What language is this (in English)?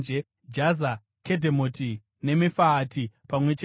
Shona